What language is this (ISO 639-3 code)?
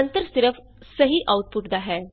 pan